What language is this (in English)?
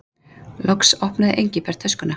Icelandic